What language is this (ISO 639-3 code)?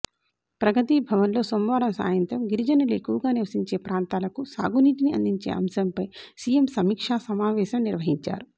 tel